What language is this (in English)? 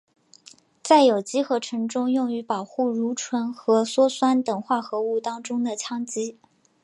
Chinese